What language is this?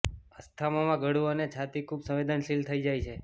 Gujarati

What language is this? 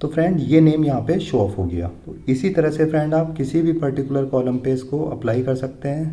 Hindi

